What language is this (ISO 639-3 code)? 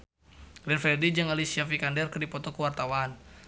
sun